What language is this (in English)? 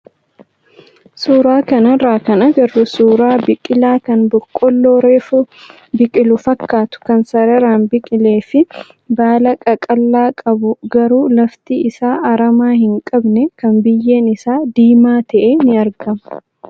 Oromo